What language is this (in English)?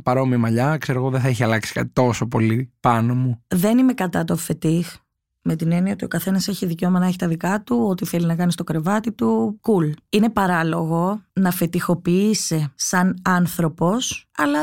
Greek